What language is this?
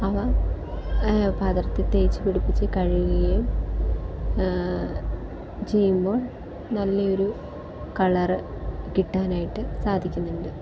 Malayalam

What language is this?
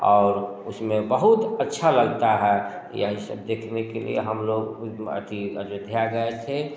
Hindi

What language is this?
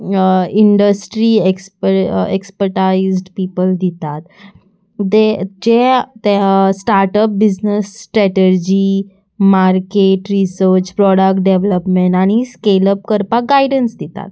Konkani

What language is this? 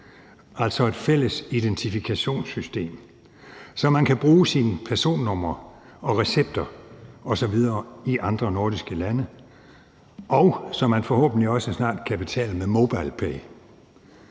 Danish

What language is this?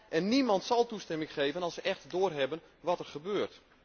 Dutch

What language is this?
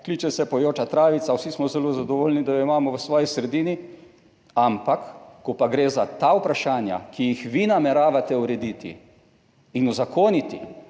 Slovenian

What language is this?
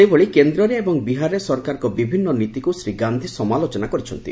Odia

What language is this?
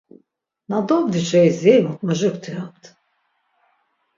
Laz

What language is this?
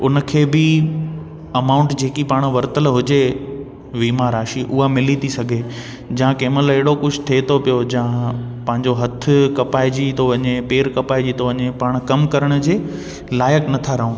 Sindhi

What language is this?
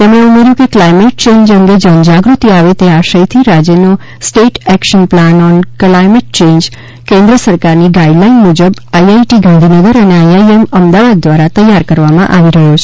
Gujarati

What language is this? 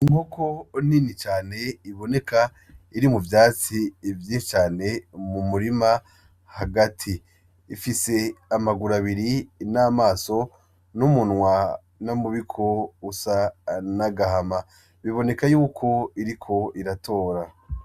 Rundi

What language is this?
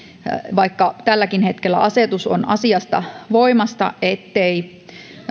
Finnish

